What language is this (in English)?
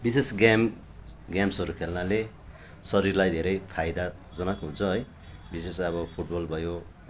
Nepali